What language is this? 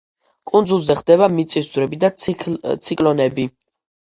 Georgian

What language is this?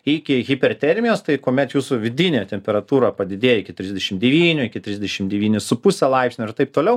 Lithuanian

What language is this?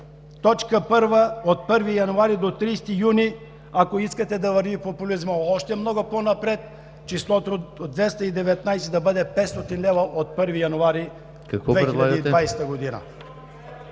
Bulgarian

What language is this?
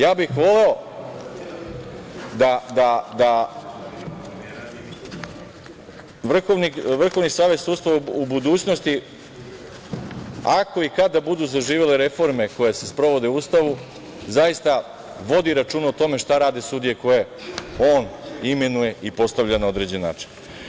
Serbian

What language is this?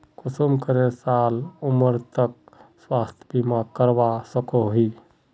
Magahi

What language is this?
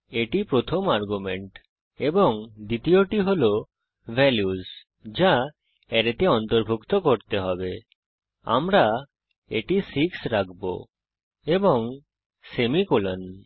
Bangla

